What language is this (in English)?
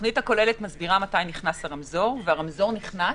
Hebrew